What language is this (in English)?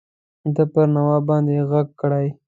Pashto